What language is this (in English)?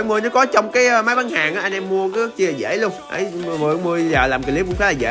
Vietnamese